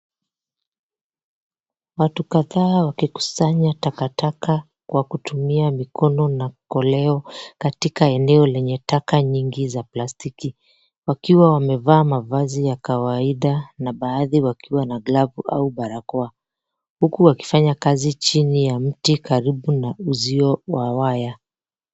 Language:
Swahili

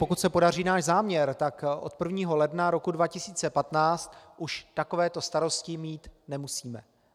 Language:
Czech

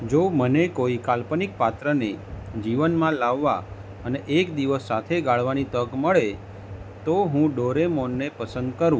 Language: Gujarati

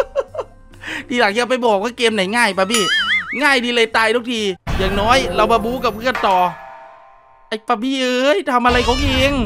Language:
Thai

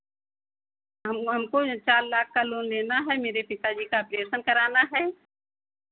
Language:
Hindi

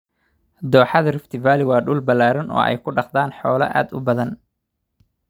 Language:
Somali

